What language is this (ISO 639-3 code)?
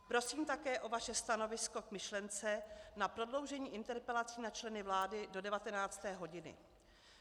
ces